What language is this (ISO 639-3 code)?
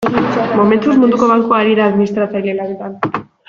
eus